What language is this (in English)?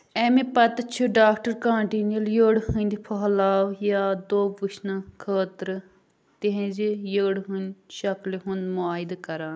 Kashmiri